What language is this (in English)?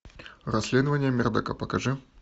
Russian